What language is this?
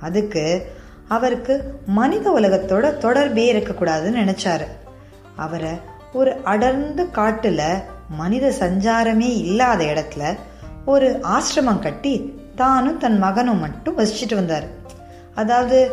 Tamil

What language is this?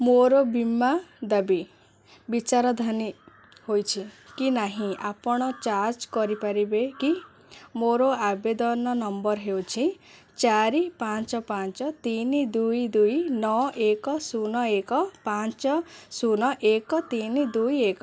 Odia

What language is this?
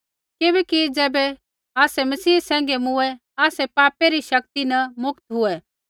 Kullu Pahari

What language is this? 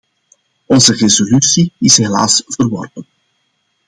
Dutch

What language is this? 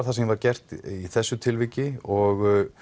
Icelandic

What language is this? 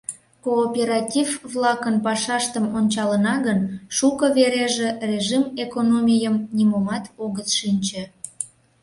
Mari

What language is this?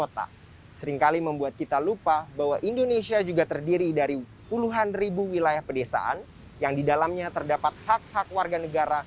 Indonesian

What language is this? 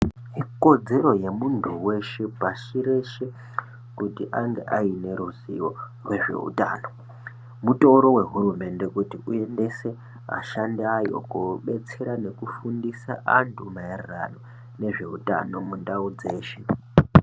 Ndau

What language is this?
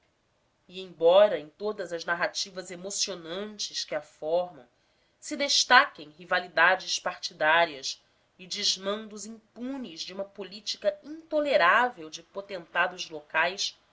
Portuguese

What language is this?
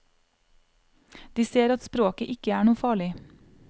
Norwegian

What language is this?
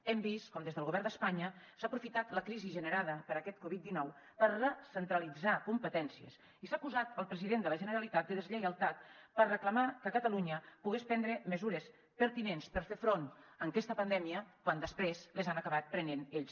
Catalan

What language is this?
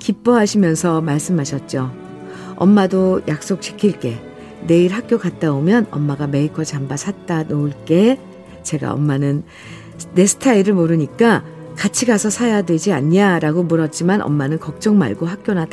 Korean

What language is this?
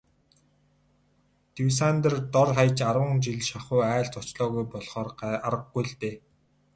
Mongolian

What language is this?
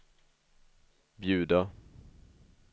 Swedish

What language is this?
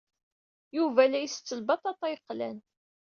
Kabyle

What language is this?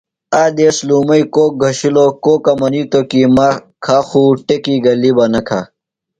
Phalura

